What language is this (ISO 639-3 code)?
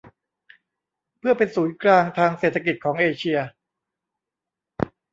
tha